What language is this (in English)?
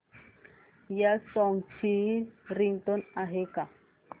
Marathi